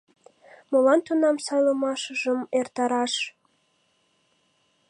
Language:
Mari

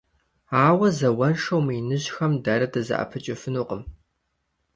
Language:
Kabardian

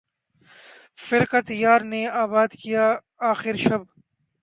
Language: Urdu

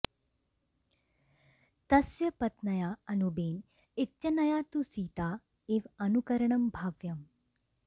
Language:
Sanskrit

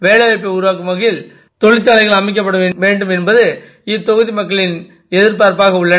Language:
Tamil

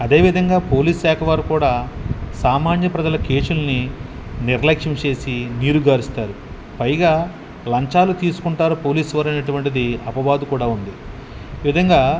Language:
Telugu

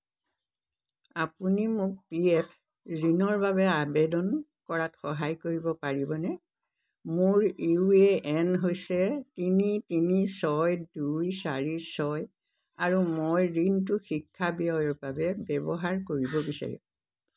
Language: Assamese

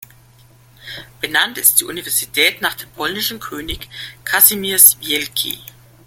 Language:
German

